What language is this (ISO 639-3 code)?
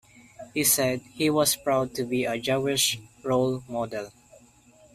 eng